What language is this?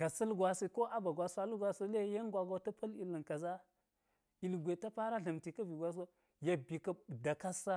Geji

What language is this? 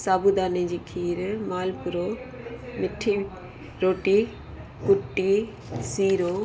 Sindhi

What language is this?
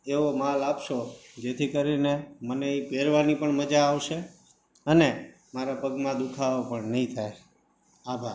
Gujarati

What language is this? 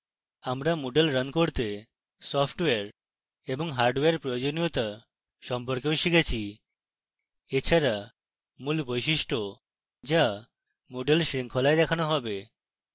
Bangla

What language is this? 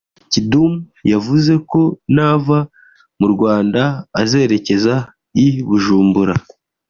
Kinyarwanda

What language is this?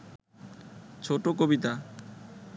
Bangla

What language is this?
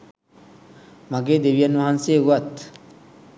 Sinhala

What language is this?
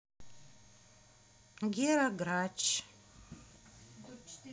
Russian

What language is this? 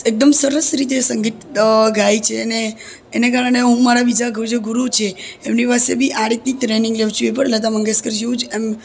Gujarati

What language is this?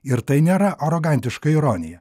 Lithuanian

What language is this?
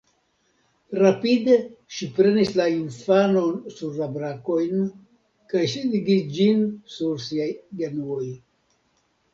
Esperanto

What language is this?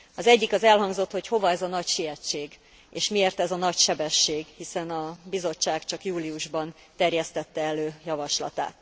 Hungarian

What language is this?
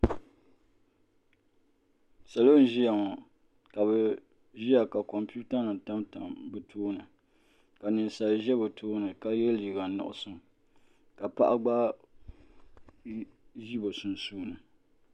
Dagbani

